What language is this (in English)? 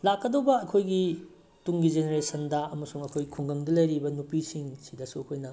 Manipuri